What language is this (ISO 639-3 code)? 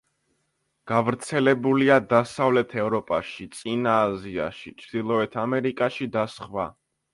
kat